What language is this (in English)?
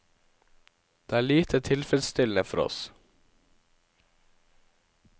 Norwegian